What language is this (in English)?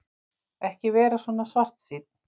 Icelandic